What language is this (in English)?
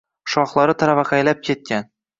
Uzbek